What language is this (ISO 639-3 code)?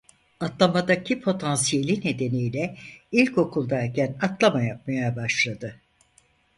tur